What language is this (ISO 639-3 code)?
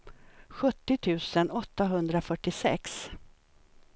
swe